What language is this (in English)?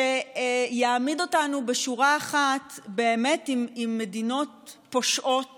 Hebrew